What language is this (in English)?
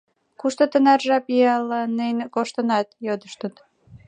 Mari